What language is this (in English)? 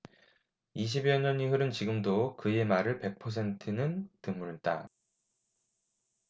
Korean